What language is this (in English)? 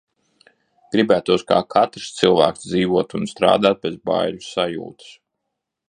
Latvian